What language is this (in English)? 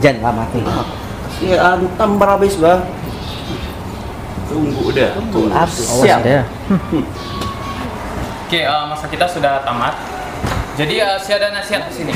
Indonesian